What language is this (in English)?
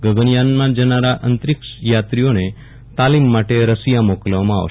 Gujarati